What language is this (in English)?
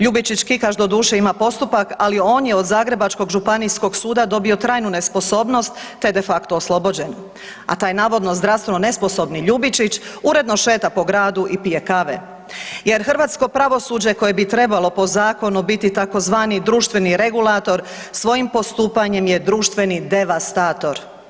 Croatian